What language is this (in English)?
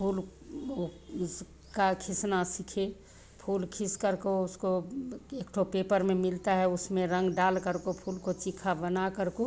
Hindi